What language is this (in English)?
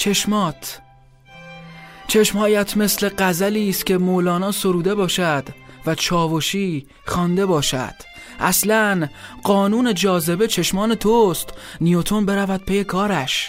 Persian